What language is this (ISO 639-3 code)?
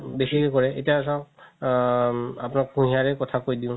asm